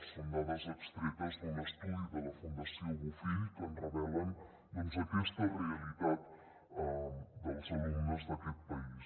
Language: Catalan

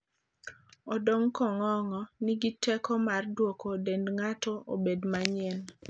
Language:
Luo (Kenya and Tanzania)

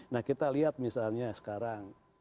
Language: Indonesian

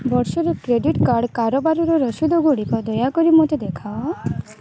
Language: Odia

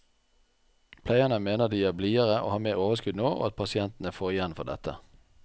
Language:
Norwegian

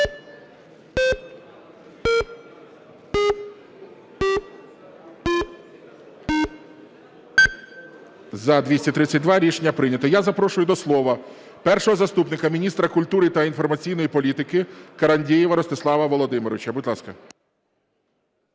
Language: Ukrainian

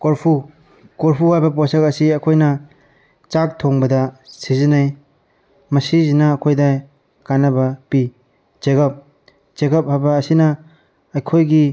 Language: Manipuri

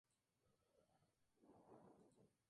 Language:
Spanish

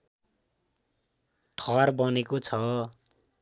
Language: Nepali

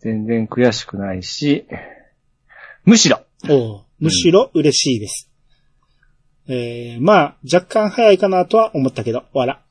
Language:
Japanese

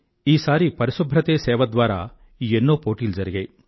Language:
Telugu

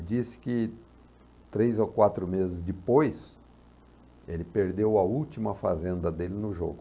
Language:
Portuguese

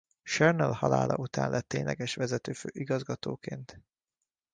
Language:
Hungarian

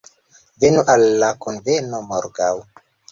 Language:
Esperanto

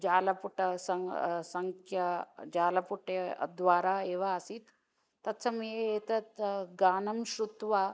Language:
Sanskrit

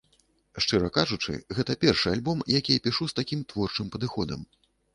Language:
Belarusian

